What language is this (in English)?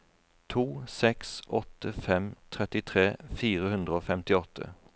Norwegian